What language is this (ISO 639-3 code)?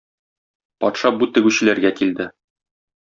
tat